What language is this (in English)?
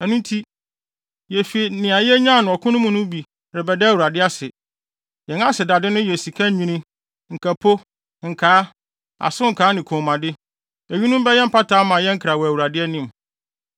Akan